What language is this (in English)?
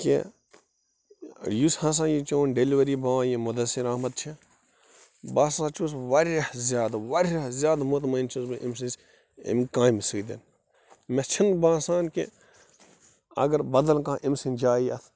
Kashmiri